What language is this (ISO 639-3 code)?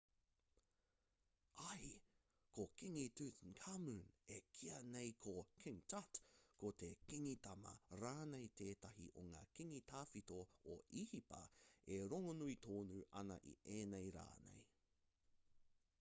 mri